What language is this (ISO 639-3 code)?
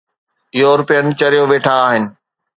snd